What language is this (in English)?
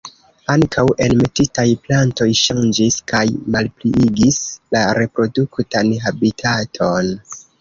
Esperanto